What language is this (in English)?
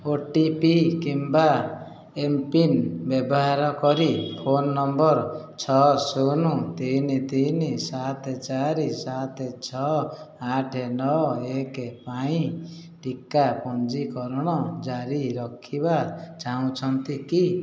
Odia